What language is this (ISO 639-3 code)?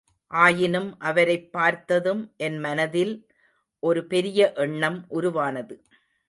tam